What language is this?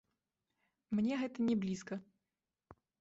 Belarusian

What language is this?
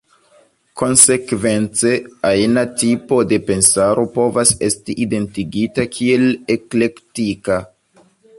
Esperanto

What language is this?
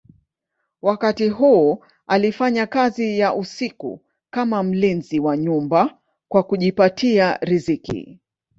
Swahili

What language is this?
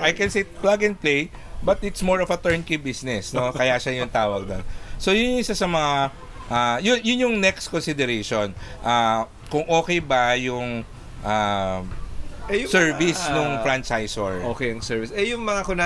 Filipino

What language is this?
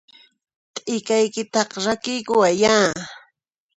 Puno Quechua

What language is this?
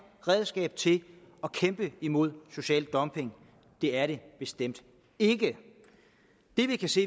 Danish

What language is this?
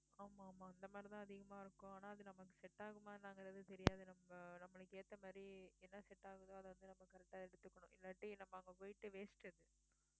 Tamil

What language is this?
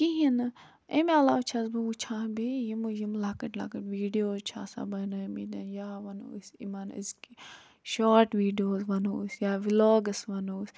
Kashmiri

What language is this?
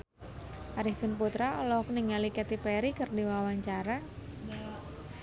Sundanese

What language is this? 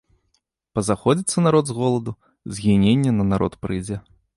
Belarusian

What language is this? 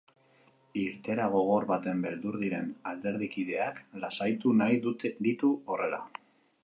Basque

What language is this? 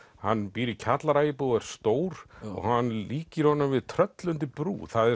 Icelandic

